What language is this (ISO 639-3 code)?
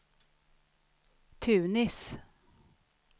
swe